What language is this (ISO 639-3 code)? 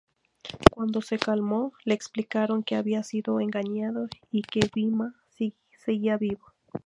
spa